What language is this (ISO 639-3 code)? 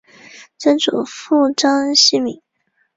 zho